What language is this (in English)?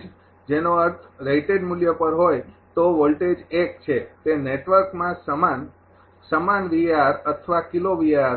Gujarati